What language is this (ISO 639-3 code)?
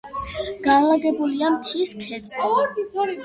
kat